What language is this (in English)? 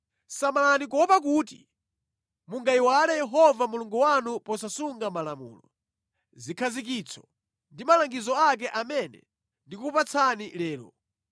Nyanja